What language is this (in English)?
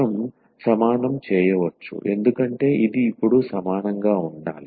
Telugu